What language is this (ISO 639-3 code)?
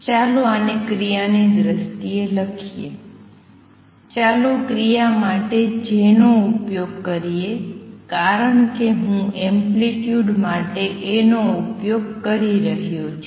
guj